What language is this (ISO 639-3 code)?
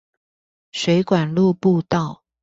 zho